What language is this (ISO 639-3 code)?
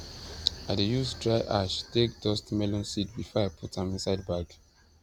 pcm